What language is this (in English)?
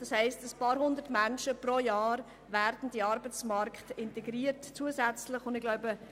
Swiss German